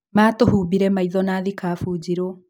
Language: Kikuyu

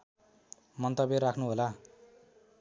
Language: Nepali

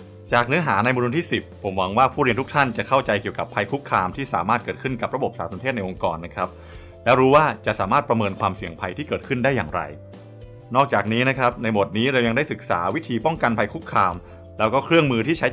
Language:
Thai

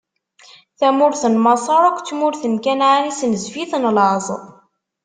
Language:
Kabyle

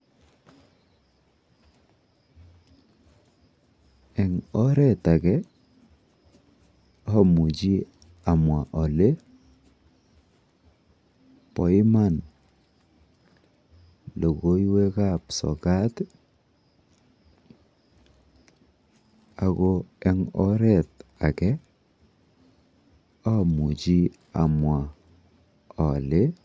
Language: Kalenjin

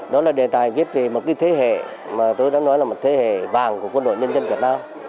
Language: Vietnamese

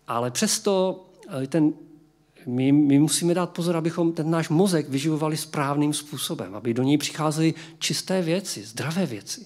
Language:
Czech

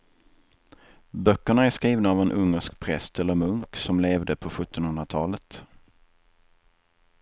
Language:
Swedish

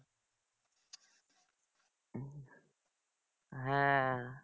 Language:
Bangla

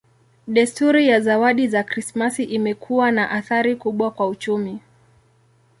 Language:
Swahili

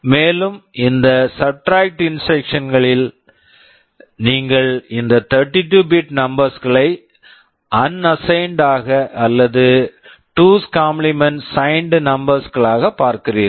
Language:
Tamil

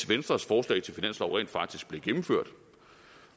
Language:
Danish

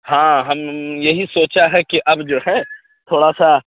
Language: Urdu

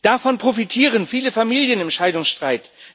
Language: German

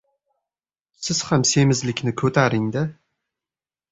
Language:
Uzbek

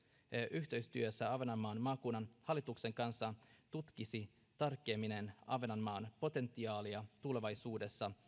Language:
Finnish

